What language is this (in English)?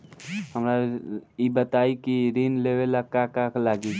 Bhojpuri